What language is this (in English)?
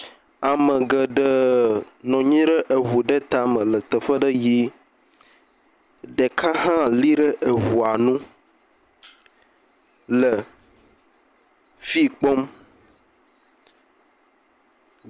Ewe